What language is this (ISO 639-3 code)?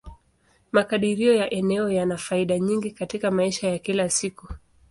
swa